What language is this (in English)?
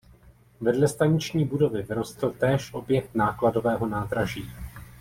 Czech